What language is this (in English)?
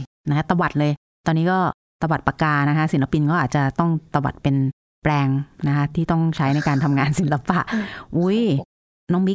Thai